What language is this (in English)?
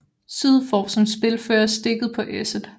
Danish